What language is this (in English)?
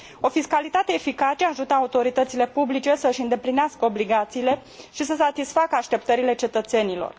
Romanian